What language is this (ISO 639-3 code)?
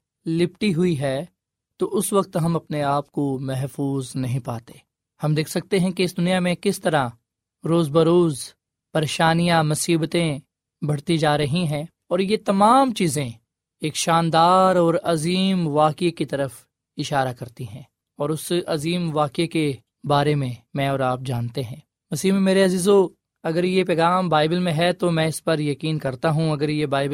urd